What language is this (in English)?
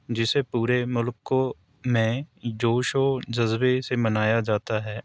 Urdu